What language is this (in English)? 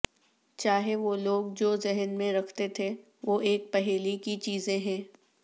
Urdu